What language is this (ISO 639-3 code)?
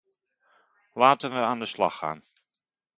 nld